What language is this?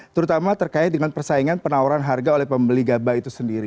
Indonesian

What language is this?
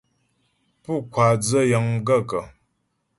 Ghomala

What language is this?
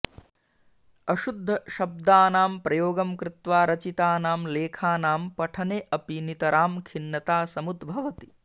Sanskrit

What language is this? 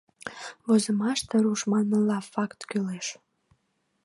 Mari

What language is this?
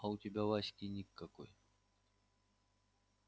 Russian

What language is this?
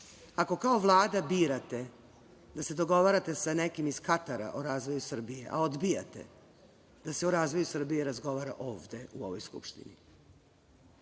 Serbian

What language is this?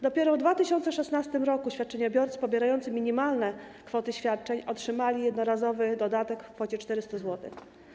Polish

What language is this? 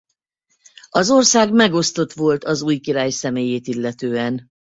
Hungarian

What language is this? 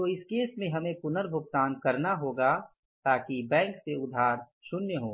Hindi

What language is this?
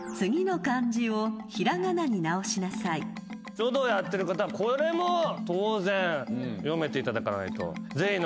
Japanese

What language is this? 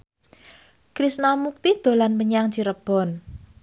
Javanese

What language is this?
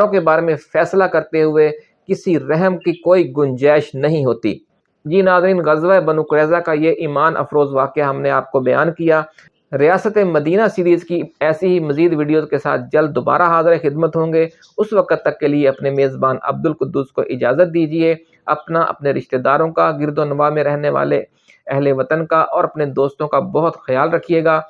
Urdu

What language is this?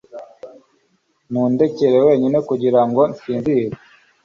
Kinyarwanda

